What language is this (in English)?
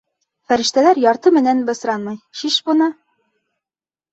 Bashkir